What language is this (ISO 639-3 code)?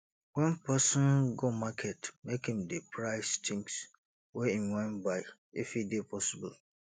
pcm